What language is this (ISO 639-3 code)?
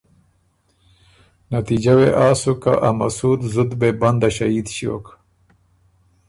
oru